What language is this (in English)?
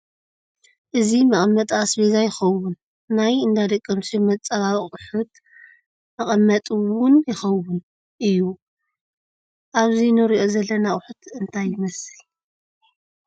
Tigrinya